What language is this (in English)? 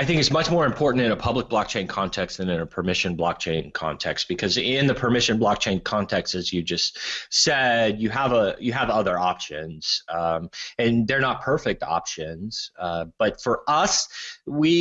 English